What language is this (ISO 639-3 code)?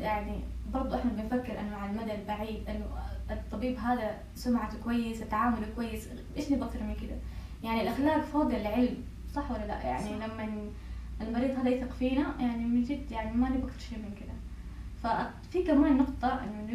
ara